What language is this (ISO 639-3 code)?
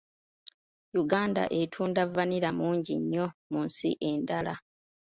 lug